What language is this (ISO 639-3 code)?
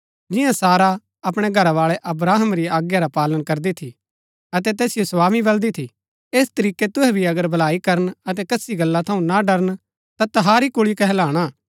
gbk